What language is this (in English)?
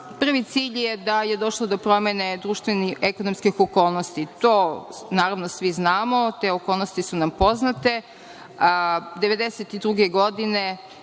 Serbian